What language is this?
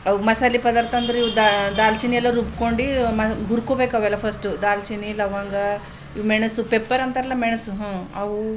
Kannada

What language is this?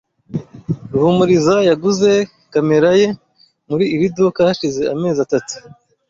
Kinyarwanda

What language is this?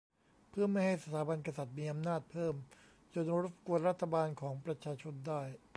Thai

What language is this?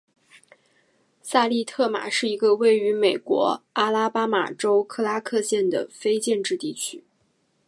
Chinese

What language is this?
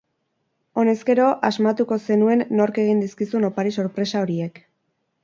Basque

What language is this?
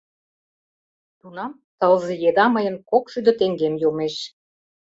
Mari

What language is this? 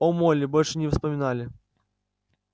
Russian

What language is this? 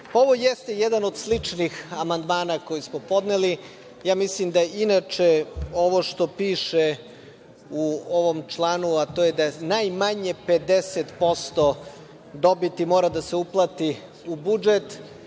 Serbian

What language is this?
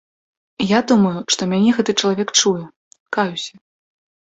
Belarusian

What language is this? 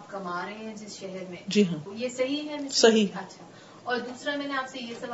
Urdu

